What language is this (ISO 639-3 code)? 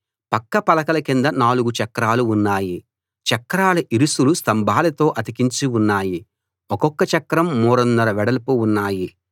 tel